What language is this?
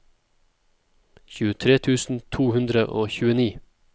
Norwegian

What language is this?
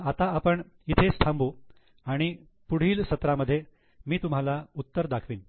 Marathi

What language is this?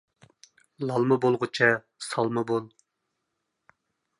Uyghur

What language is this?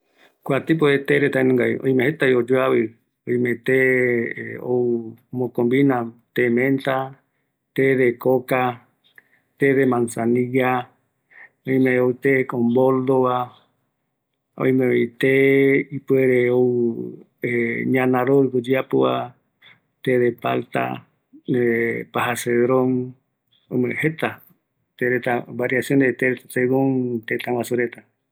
Eastern Bolivian Guaraní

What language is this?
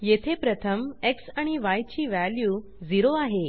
Marathi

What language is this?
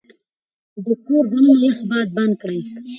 Pashto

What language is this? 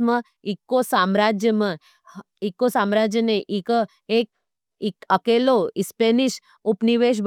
Nimadi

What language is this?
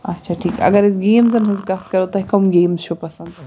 Kashmiri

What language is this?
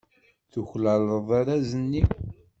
Kabyle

